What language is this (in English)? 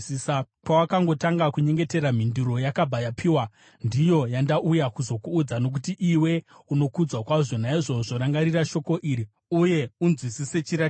Shona